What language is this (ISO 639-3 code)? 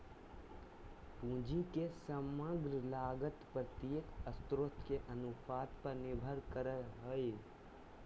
mag